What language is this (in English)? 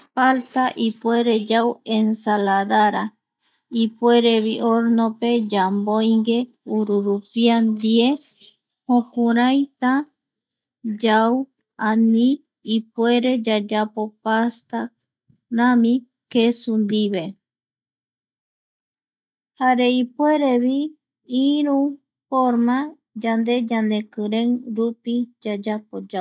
Eastern Bolivian Guaraní